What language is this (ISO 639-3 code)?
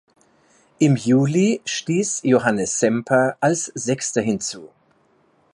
deu